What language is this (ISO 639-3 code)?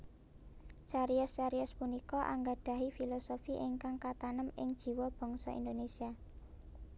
jav